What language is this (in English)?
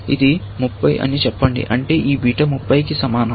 Telugu